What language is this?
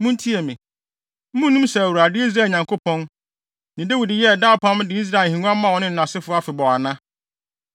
Akan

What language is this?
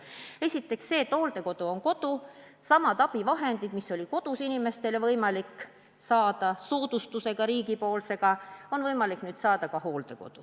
Estonian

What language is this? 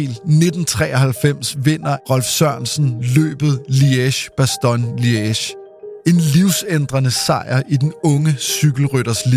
Danish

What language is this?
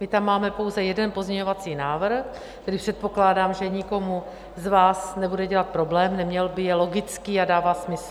Czech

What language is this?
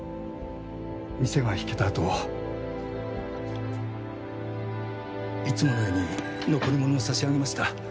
Japanese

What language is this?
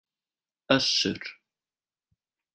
Icelandic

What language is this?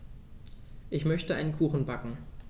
German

